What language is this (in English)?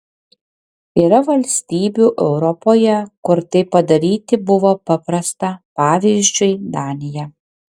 Lithuanian